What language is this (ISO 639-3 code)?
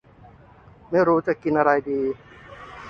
tha